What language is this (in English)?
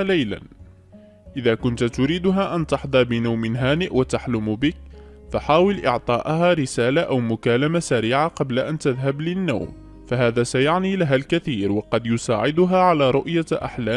Arabic